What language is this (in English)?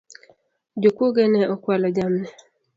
Luo (Kenya and Tanzania)